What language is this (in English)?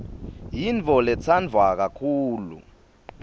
Swati